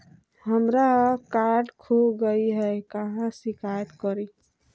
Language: Magahi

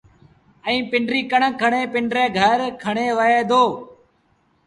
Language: Sindhi Bhil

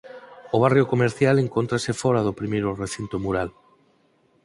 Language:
Galician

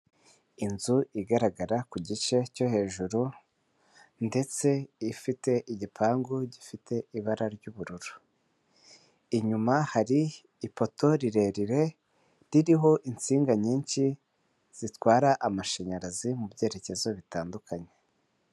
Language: Kinyarwanda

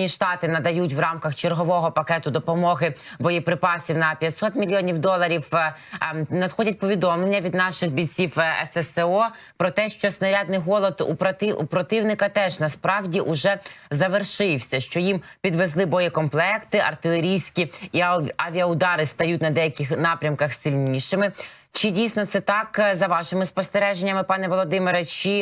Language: Ukrainian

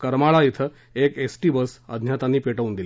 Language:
Marathi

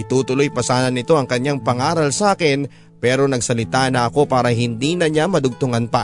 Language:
Filipino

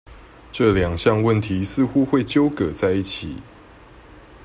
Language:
Chinese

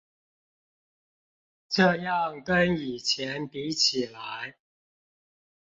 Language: Chinese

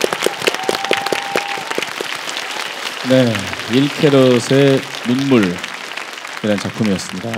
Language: Korean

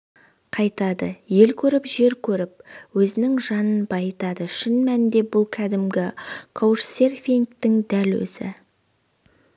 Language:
Kazakh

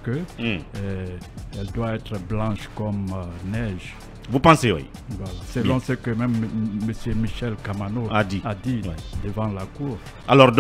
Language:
French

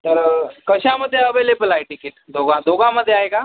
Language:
Marathi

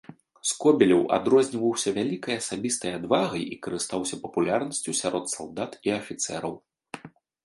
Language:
Belarusian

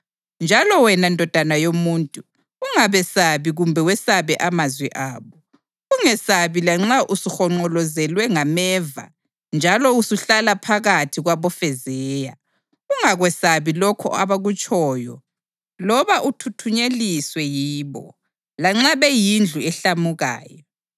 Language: North Ndebele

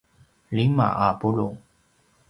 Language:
Paiwan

